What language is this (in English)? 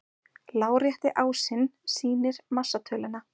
Icelandic